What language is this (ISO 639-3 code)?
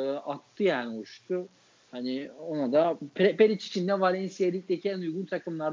tur